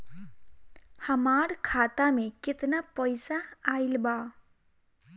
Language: Bhojpuri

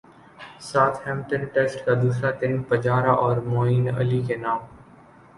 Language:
Urdu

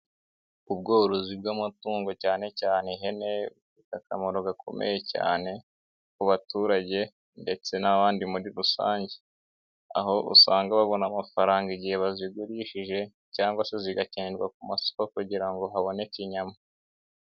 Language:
Kinyarwanda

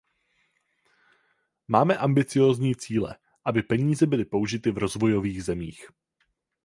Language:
Czech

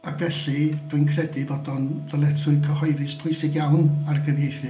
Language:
Welsh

